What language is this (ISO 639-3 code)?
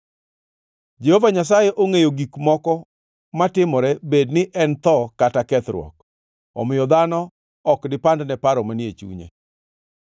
luo